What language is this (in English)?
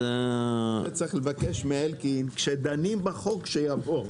Hebrew